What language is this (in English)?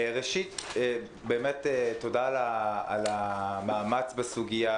Hebrew